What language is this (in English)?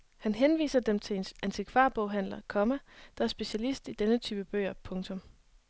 Danish